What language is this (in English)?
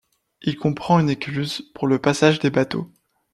French